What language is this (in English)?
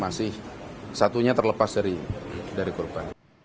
Indonesian